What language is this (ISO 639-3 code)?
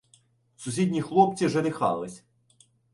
ukr